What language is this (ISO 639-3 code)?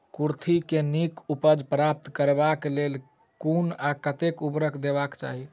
mai